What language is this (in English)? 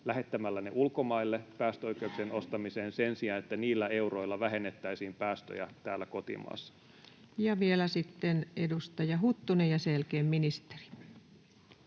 Finnish